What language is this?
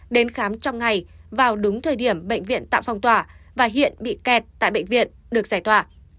Vietnamese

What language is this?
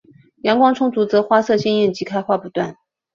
Chinese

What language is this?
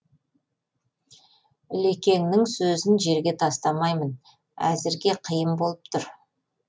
Kazakh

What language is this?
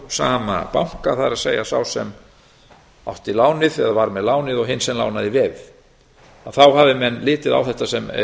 Icelandic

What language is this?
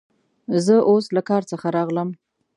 Pashto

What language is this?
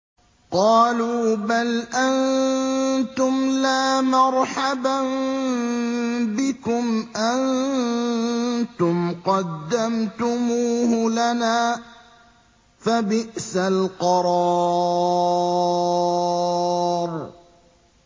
Arabic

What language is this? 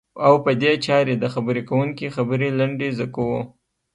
Pashto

